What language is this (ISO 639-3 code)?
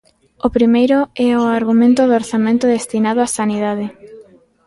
glg